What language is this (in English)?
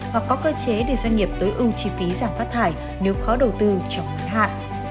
Vietnamese